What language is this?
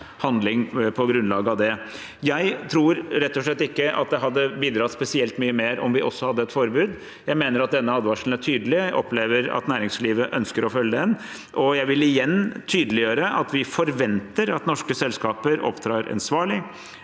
Norwegian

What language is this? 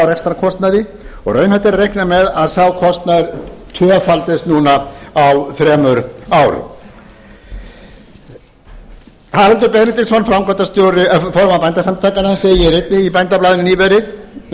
Icelandic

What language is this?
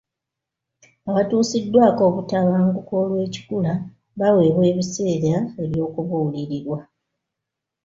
Ganda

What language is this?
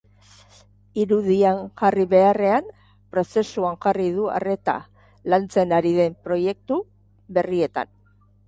Basque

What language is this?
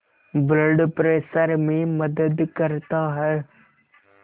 Hindi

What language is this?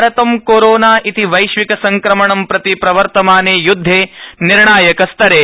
Sanskrit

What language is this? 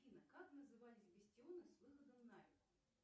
Russian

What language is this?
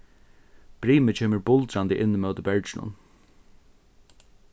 Faroese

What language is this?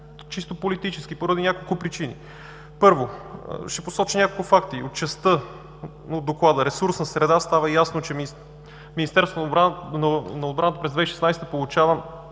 Bulgarian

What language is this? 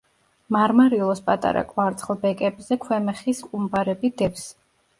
Georgian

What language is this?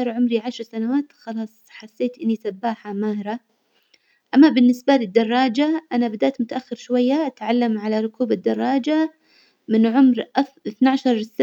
Hijazi Arabic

